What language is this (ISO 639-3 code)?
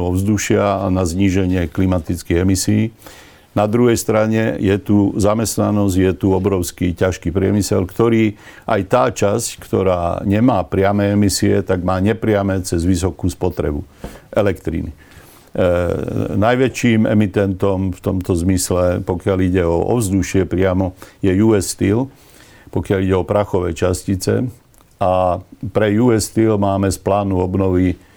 slk